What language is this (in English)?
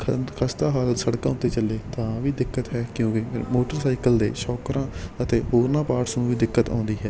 Punjabi